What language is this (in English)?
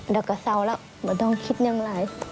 Thai